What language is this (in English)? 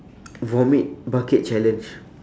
English